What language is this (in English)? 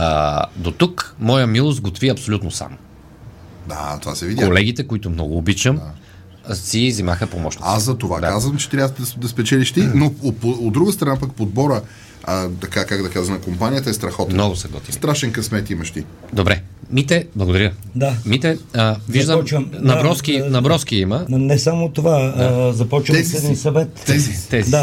Bulgarian